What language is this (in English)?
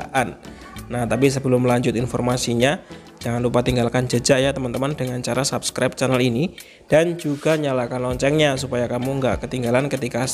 Indonesian